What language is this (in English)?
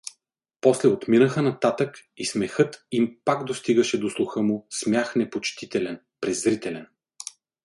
Bulgarian